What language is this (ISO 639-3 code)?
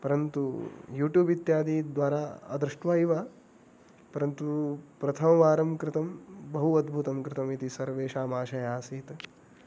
san